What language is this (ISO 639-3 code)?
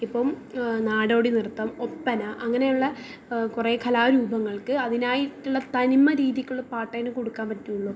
mal